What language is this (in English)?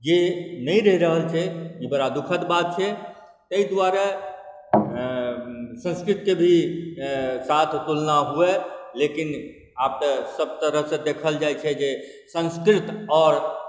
Maithili